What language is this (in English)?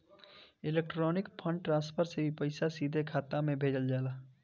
Bhojpuri